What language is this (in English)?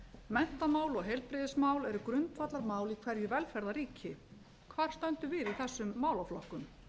Icelandic